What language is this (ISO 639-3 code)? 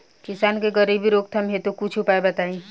bho